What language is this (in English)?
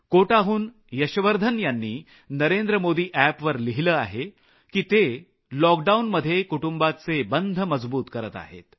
Marathi